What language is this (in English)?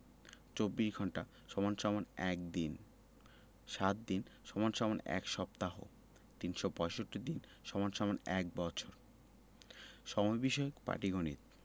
Bangla